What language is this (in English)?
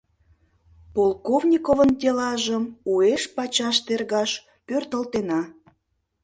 Mari